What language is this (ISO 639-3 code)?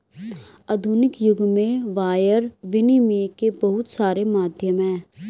hin